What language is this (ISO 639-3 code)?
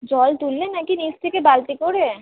ben